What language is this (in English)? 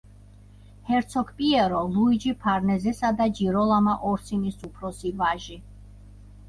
Georgian